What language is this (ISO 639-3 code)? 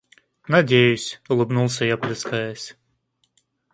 rus